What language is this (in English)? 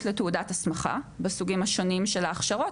Hebrew